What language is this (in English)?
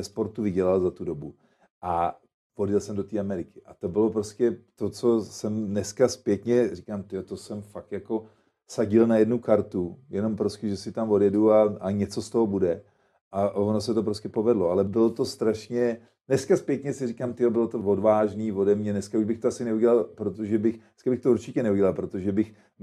Czech